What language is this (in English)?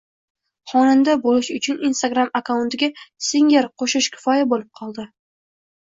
Uzbek